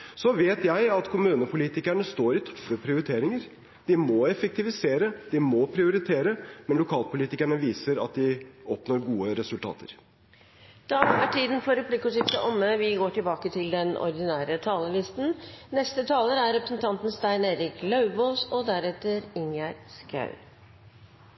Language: Norwegian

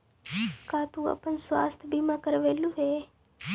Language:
Magahi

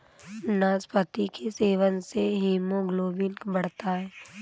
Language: Hindi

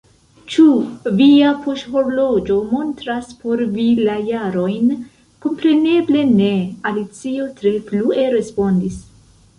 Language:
Esperanto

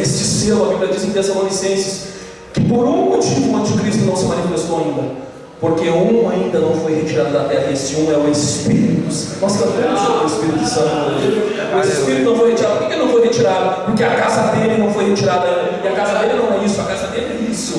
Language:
Portuguese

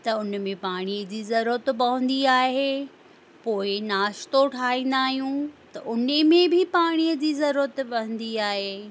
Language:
Sindhi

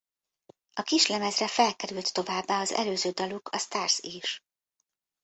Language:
Hungarian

